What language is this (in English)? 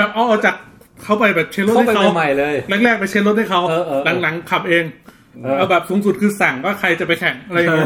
Thai